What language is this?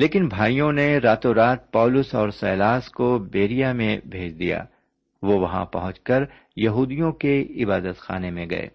Urdu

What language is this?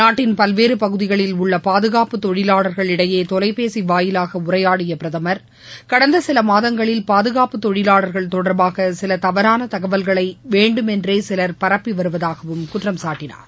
Tamil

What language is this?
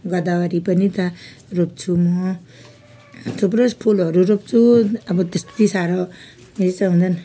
Nepali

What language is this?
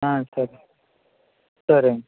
Telugu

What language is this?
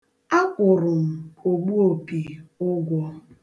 Igbo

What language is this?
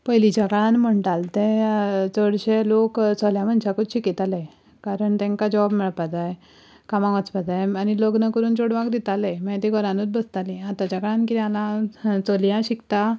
Konkani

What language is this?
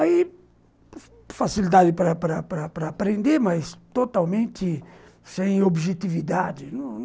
Portuguese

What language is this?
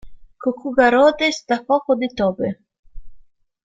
Italian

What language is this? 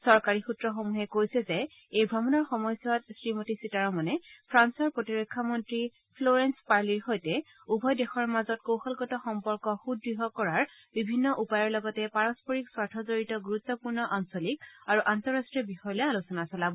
Assamese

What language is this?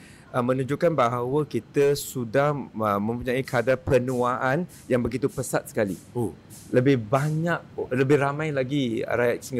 Malay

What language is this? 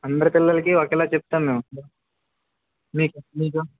Telugu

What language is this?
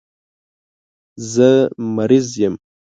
Pashto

